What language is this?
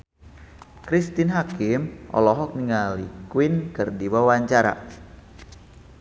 Sundanese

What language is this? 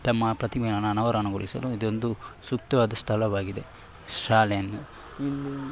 Kannada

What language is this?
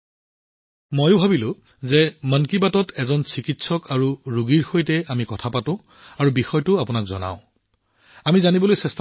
Assamese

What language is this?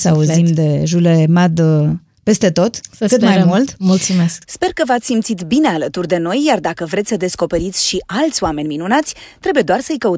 Romanian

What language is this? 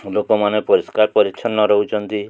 Odia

